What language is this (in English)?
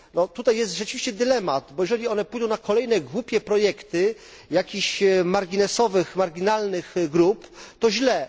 Polish